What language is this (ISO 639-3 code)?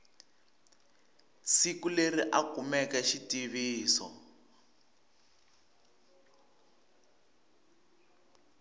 tso